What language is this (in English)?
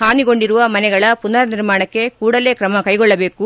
Kannada